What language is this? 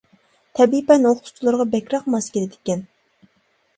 Uyghur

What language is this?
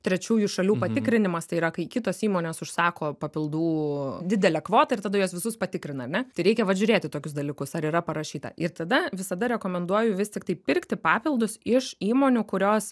Lithuanian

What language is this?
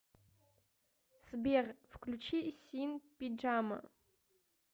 Russian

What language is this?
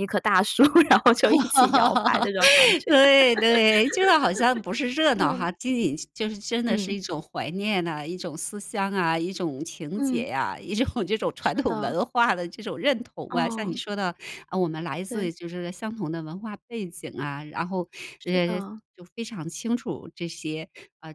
Chinese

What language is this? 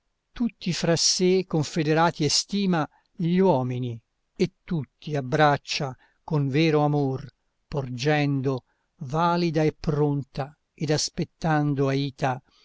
Italian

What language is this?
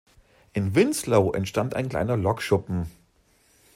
German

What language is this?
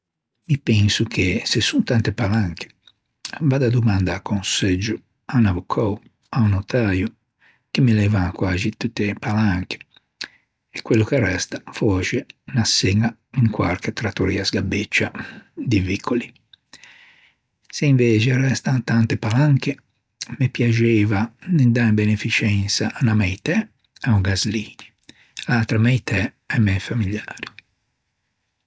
Ligurian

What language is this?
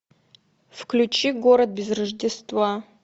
Russian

